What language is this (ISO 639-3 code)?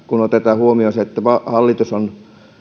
fin